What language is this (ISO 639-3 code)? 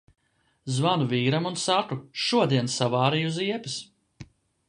lav